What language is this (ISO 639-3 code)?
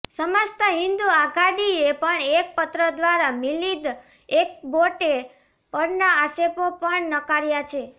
guj